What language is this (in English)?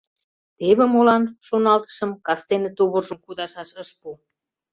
Mari